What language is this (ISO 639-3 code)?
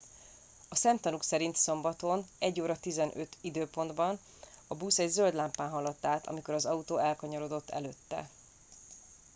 hun